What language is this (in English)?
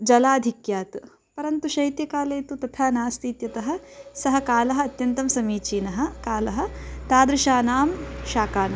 Sanskrit